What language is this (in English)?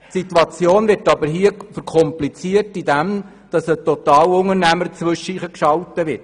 Swiss German